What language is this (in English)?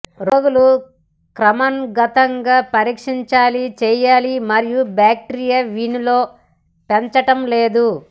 Telugu